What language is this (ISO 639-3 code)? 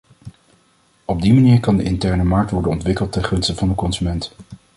nld